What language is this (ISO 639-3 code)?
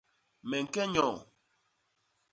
bas